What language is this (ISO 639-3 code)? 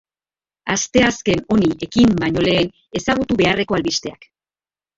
eus